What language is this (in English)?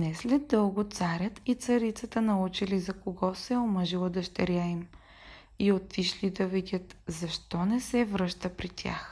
Bulgarian